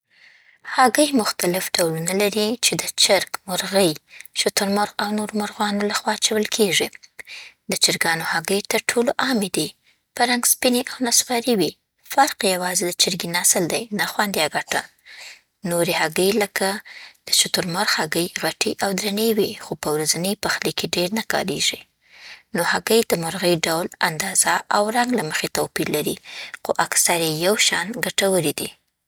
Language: Southern Pashto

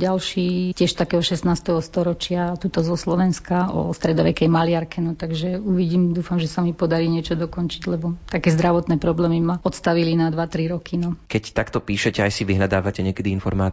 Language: Slovak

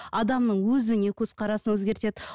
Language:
Kazakh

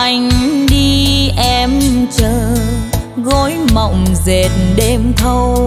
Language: Vietnamese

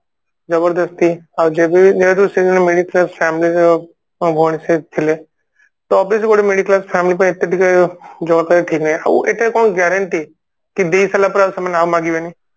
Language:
Odia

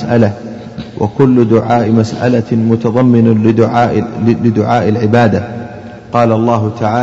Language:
Arabic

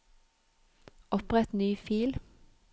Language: Norwegian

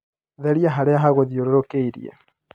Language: Kikuyu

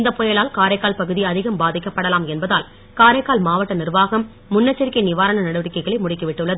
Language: Tamil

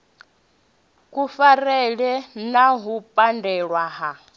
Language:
Venda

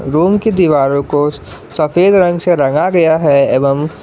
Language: Hindi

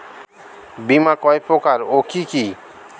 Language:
Bangla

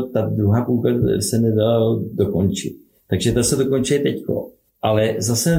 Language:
Czech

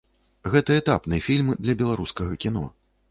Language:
Belarusian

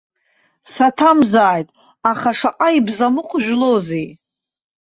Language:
Abkhazian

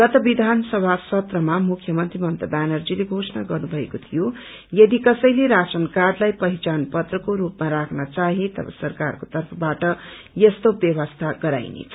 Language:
Nepali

